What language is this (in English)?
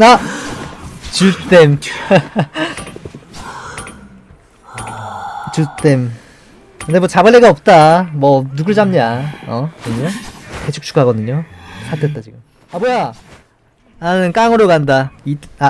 Korean